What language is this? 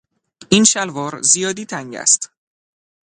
Persian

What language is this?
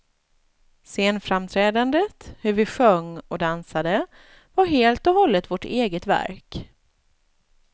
Swedish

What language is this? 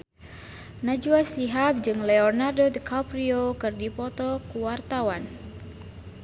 Sundanese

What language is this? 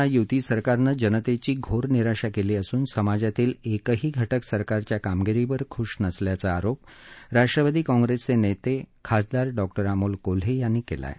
Marathi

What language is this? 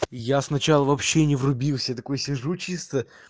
Russian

